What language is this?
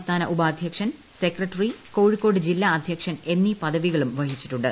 Malayalam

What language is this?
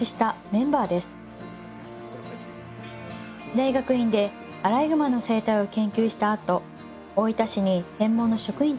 Japanese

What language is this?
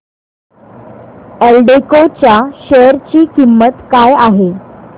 Marathi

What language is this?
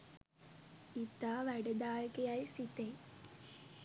Sinhala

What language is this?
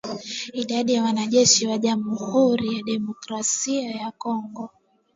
Swahili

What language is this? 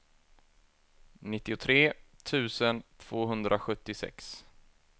Swedish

